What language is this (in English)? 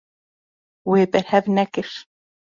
Kurdish